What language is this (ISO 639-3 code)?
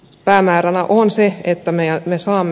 fin